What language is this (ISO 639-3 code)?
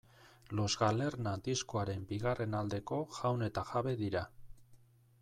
eus